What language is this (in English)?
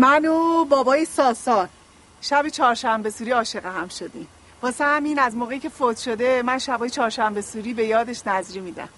Persian